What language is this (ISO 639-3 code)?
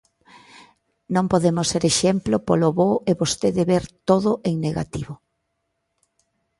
glg